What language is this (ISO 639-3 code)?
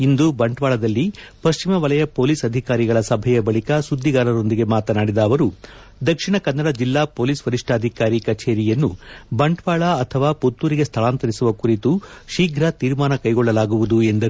kan